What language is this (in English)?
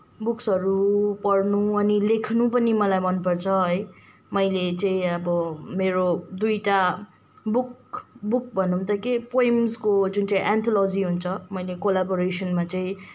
Nepali